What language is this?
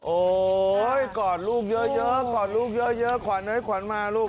Thai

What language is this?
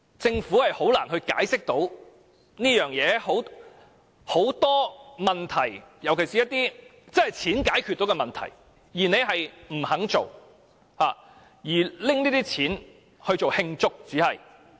Cantonese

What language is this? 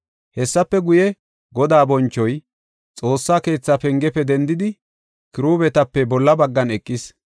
Gofa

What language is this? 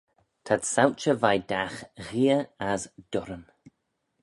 Manx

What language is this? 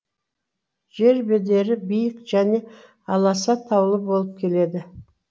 Kazakh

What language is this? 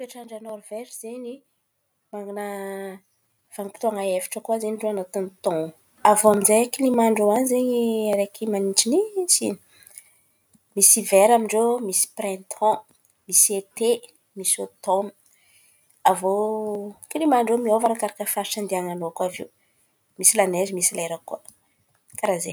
Antankarana Malagasy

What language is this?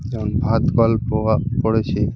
Bangla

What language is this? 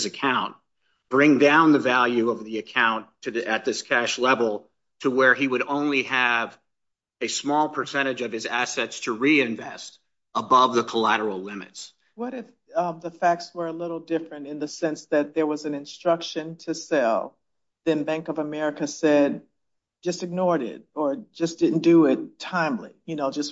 English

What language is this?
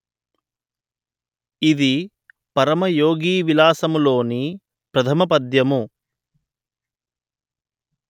Telugu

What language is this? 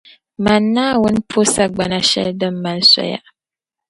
Dagbani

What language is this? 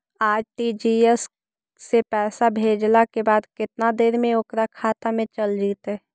Magahi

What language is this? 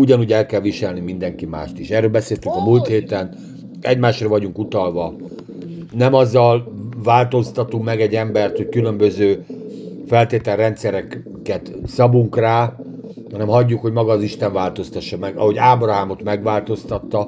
Hungarian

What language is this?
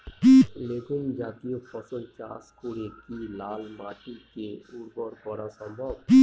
Bangla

